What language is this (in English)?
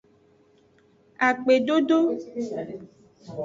Aja (Benin)